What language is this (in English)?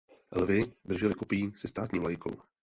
Czech